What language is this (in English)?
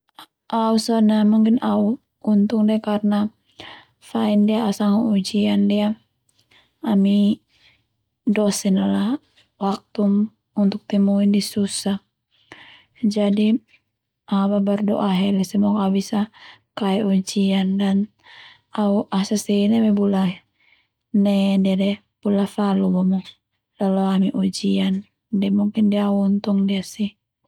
Termanu